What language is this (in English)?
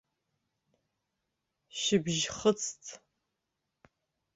Abkhazian